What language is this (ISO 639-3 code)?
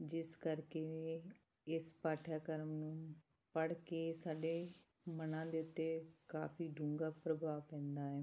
pan